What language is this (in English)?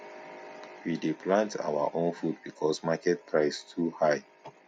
Nigerian Pidgin